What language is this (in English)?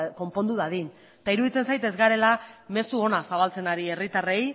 Basque